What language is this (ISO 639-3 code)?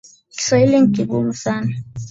swa